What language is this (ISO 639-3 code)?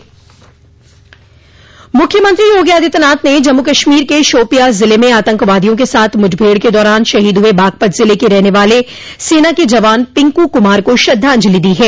hin